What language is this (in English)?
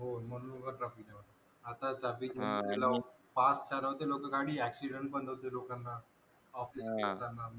Marathi